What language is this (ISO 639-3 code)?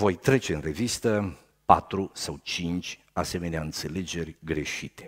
ron